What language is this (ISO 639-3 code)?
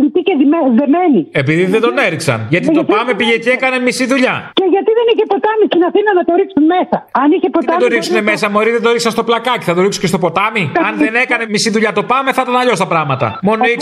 ell